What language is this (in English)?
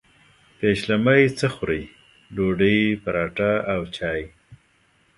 Pashto